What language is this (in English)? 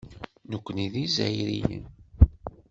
Kabyle